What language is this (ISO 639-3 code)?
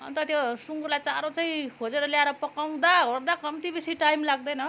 nep